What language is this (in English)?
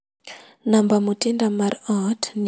Luo (Kenya and Tanzania)